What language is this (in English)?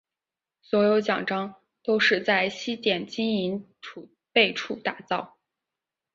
Chinese